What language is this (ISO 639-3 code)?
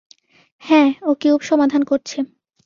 ben